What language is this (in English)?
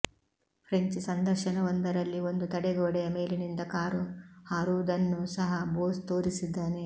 Kannada